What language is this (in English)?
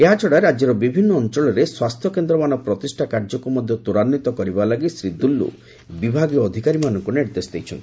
Odia